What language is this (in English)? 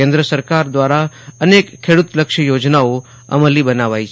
Gujarati